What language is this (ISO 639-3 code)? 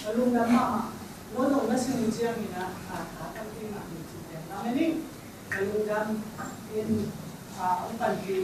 tha